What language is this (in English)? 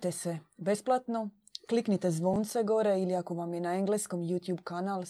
Croatian